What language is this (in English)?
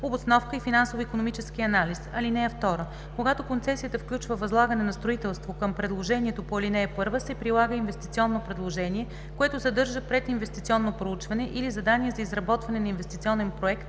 Bulgarian